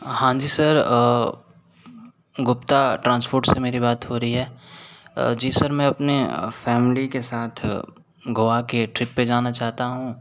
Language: Hindi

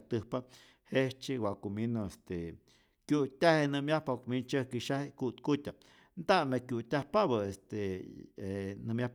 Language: Rayón Zoque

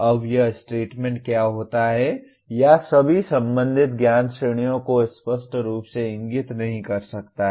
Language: Hindi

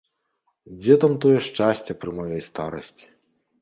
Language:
Belarusian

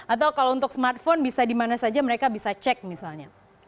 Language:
Indonesian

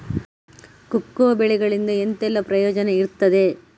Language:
Kannada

